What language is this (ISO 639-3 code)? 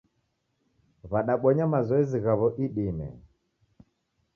dav